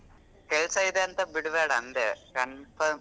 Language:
Kannada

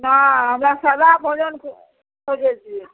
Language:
Maithili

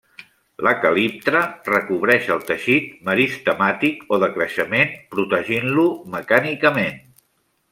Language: Catalan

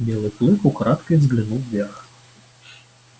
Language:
Russian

